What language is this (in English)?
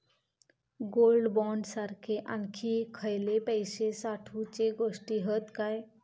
Marathi